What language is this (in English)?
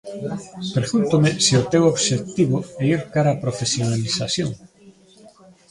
Galician